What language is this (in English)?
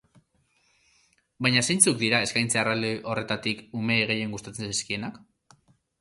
Basque